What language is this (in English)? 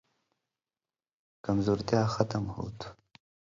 Indus Kohistani